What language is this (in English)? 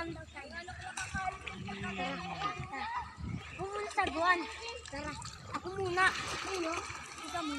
Indonesian